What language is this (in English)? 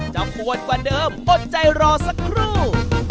Thai